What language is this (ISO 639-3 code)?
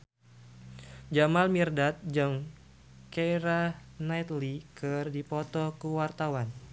sun